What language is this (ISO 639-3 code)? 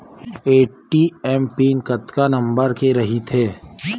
hne